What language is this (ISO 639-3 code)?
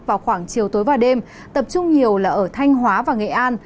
vie